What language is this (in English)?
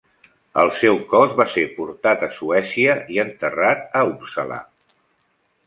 Catalan